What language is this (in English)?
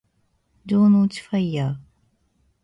Japanese